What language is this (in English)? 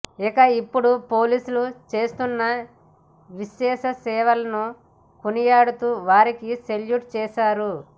Telugu